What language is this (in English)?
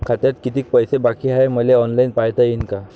Marathi